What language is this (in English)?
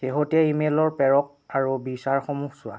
Assamese